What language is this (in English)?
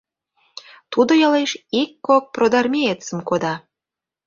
Mari